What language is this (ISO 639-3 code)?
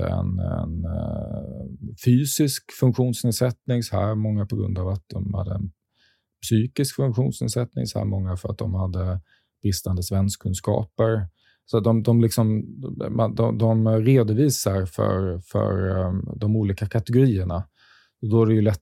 swe